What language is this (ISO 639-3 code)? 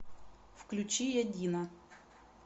rus